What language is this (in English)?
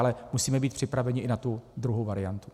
Czech